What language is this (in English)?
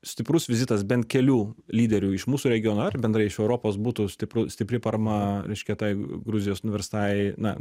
Lithuanian